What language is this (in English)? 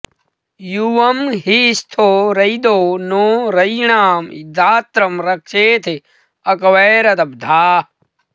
Sanskrit